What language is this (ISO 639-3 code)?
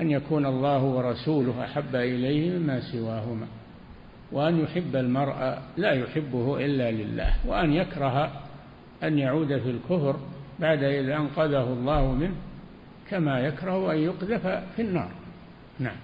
ara